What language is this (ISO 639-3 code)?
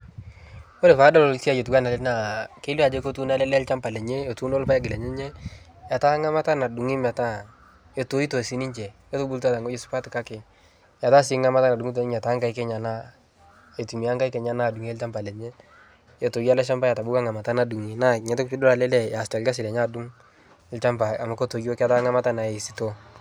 mas